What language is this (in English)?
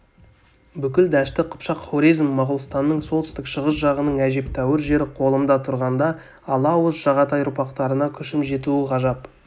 Kazakh